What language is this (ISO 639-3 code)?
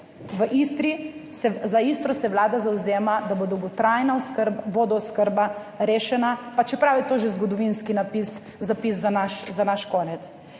slv